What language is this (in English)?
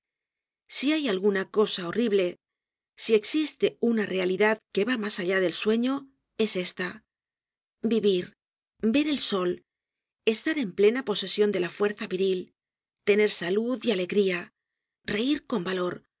Spanish